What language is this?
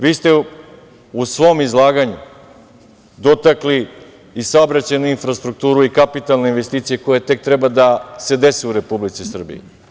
Serbian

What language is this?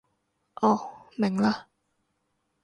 Cantonese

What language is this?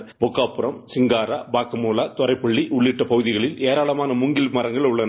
Tamil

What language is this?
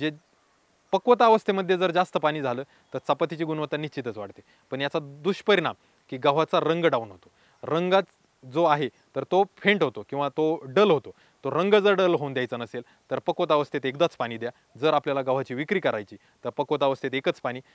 Romanian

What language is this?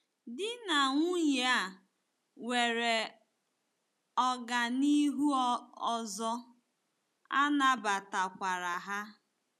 Igbo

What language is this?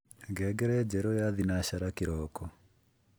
Kikuyu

